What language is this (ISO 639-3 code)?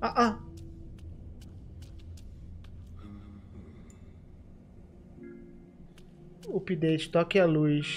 por